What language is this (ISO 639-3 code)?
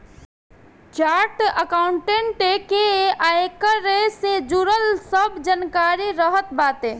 bho